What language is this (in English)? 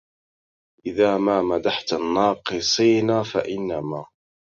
Arabic